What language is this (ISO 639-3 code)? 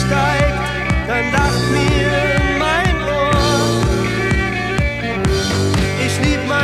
ron